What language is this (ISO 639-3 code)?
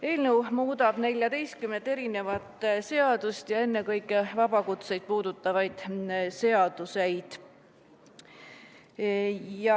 est